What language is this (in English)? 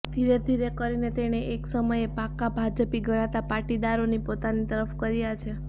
Gujarati